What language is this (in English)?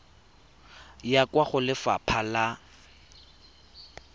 Tswana